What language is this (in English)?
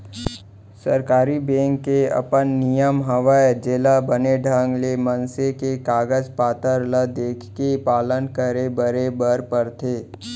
Chhattisgarhi